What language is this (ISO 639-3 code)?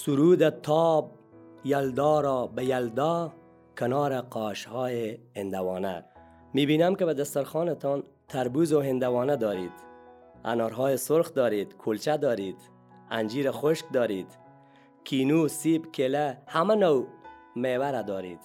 fas